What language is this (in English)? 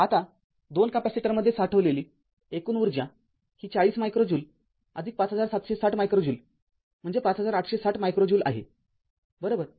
Marathi